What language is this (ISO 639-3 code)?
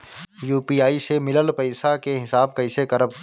bho